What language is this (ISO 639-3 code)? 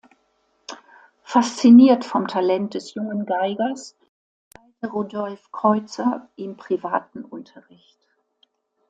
deu